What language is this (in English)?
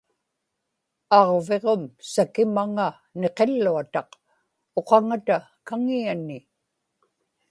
Inupiaq